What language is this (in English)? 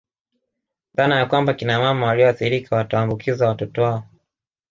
Swahili